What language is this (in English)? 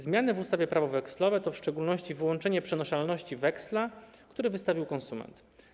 Polish